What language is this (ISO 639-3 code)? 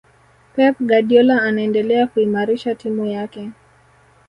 swa